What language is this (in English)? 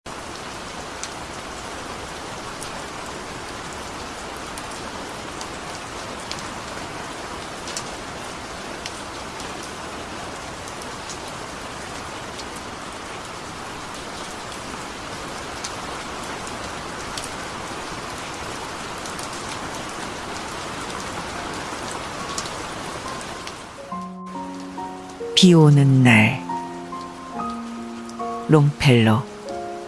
Korean